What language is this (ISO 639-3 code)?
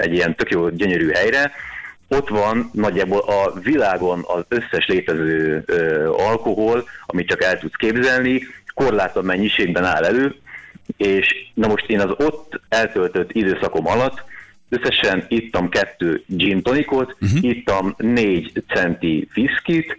hun